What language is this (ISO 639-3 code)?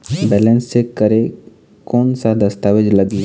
hne